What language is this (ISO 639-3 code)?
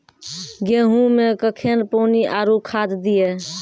mai